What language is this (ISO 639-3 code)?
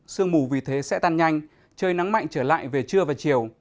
vie